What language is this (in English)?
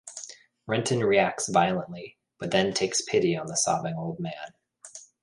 English